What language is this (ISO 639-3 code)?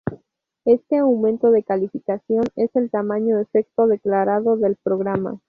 spa